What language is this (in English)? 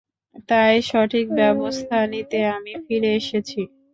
Bangla